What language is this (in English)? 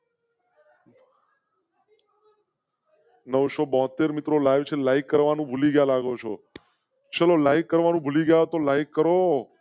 Gujarati